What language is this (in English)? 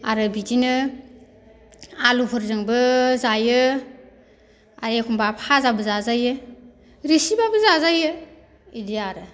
Bodo